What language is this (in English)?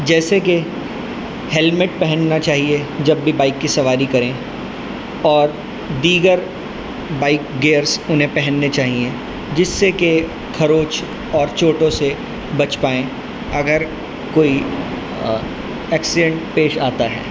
Urdu